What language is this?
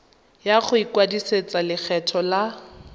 Tswana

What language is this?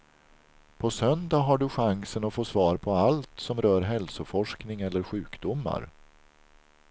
Swedish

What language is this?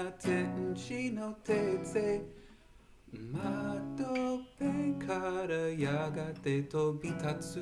English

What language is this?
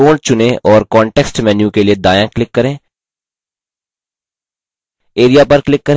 Hindi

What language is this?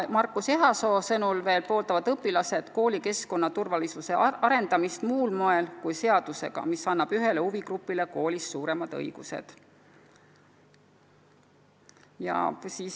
Estonian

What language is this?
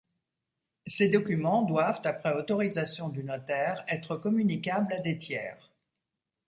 French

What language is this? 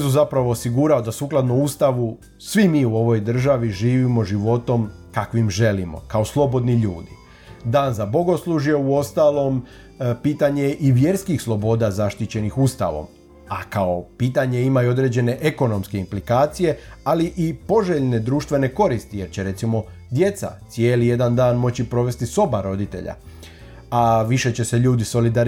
Croatian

